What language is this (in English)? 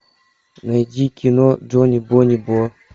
Russian